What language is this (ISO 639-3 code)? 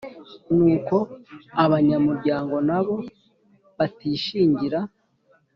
kin